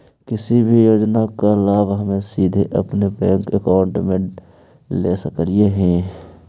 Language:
Magahi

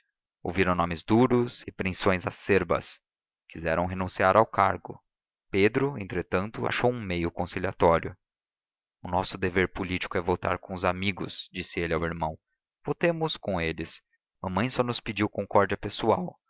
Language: Portuguese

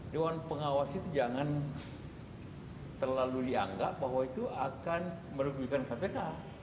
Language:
Indonesian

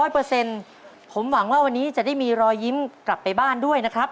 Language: Thai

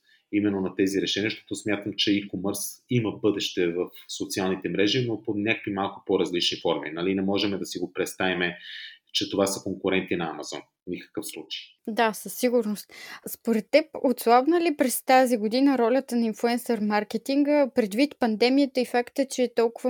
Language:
Bulgarian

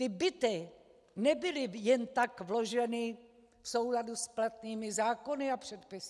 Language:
Czech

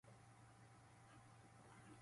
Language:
Japanese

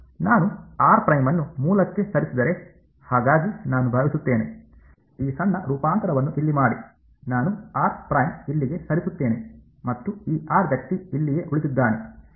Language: Kannada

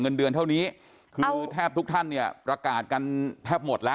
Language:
Thai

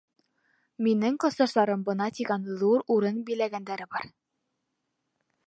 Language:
Bashkir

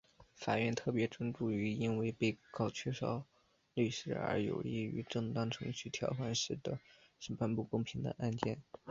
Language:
Chinese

